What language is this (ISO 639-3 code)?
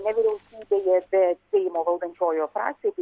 lit